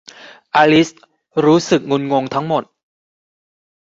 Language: Thai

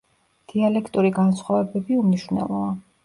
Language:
Georgian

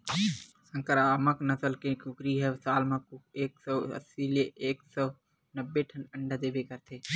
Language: Chhattisgarhi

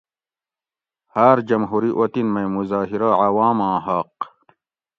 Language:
Gawri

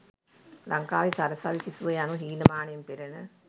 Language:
Sinhala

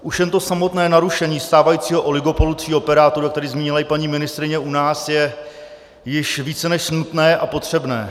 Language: Czech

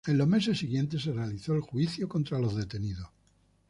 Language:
Spanish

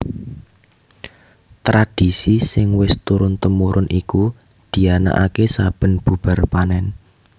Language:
Javanese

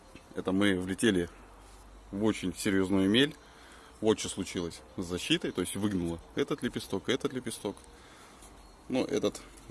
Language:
Russian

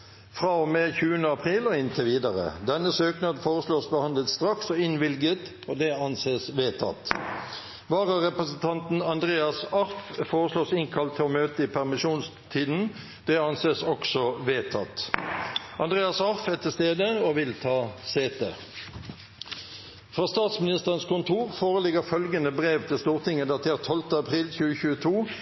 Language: Norwegian Bokmål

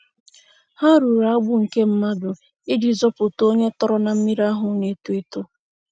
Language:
Igbo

